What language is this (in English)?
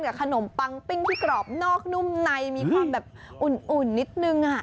Thai